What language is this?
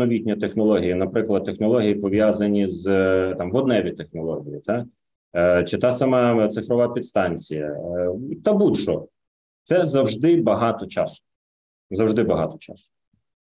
Ukrainian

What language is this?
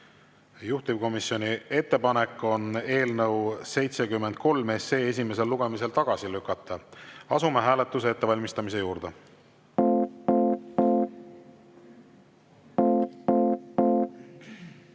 Estonian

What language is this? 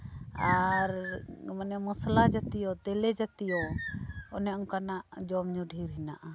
Santali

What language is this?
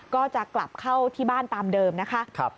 Thai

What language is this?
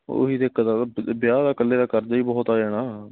Punjabi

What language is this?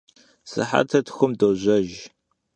Kabardian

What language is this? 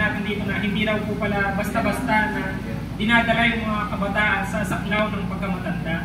Filipino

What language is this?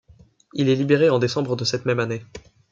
French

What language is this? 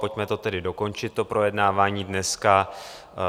Czech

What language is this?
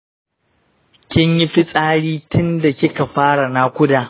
Hausa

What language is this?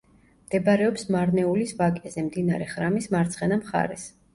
Georgian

